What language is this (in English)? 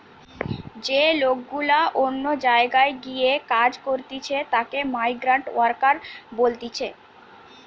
Bangla